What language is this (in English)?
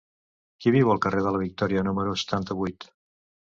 Catalan